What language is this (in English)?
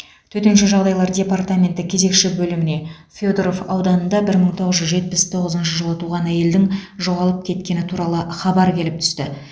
Kazakh